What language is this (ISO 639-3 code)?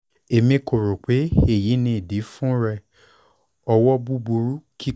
yor